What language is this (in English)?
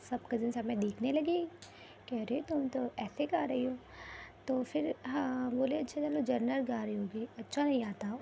Urdu